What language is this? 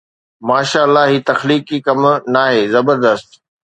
Sindhi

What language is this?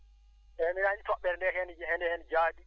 Fula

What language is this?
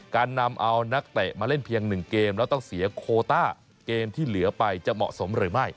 Thai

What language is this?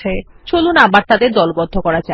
Bangla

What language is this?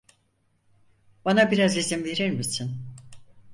Turkish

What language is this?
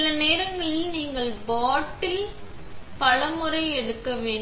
Tamil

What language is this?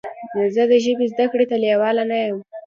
Pashto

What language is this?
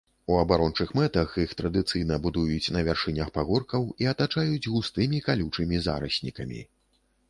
Belarusian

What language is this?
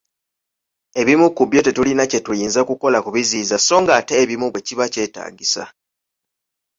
Ganda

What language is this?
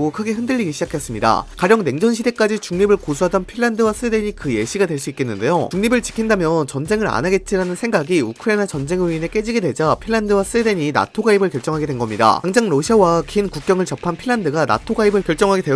Korean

